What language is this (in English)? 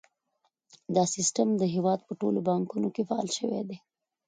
Pashto